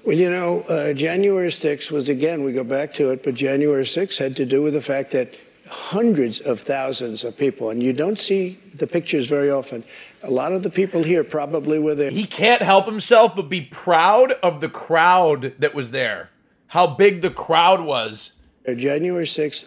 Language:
English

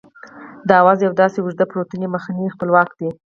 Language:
Pashto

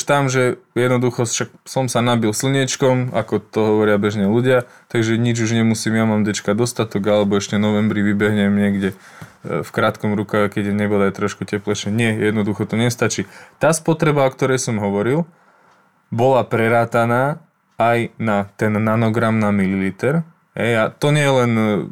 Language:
Slovak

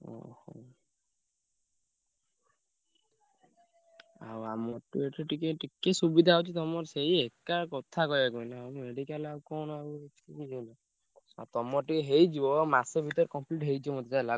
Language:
Odia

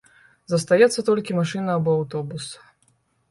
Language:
Belarusian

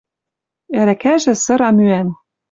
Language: Western Mari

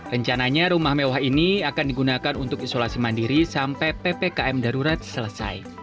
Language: Indonesian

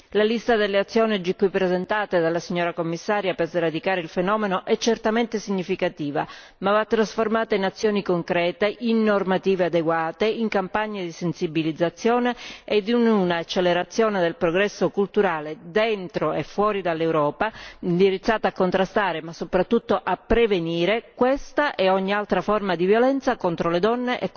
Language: Italian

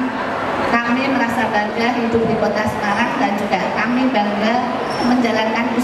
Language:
Indonesian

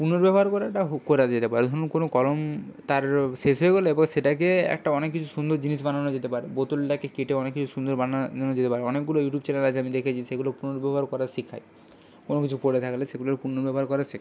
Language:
Bangla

